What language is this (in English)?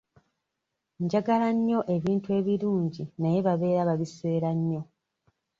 Ganda